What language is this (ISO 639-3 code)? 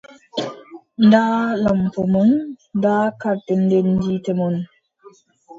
fub